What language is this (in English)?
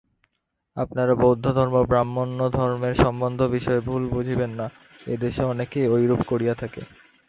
Bangla